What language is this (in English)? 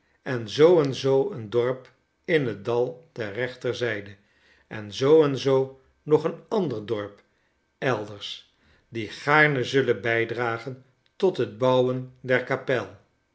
Dutch